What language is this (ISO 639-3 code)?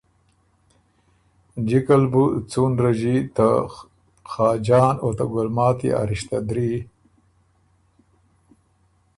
oru